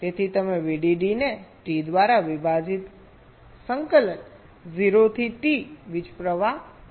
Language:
Gujarati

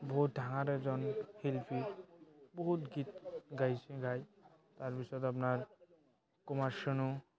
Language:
Assamese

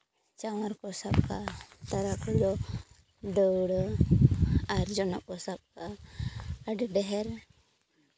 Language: Santali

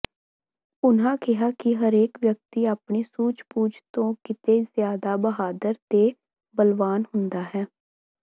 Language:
Punjabi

